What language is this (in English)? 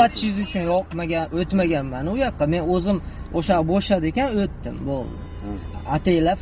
Turkish